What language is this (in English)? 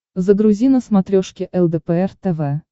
Russian